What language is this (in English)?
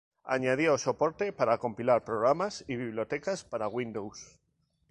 Spanish